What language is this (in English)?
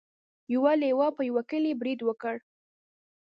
Pashto